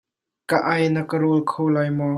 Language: Hakha Chin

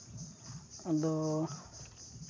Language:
Santali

